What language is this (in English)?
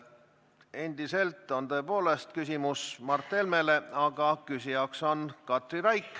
Estonian